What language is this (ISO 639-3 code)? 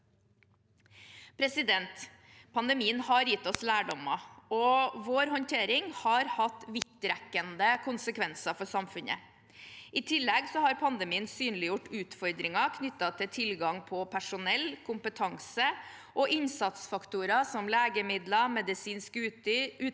nor